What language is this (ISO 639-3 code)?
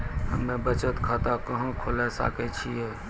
mai